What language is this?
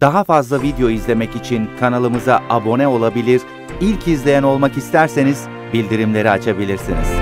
Turkish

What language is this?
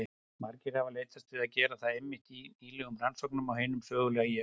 Icelandic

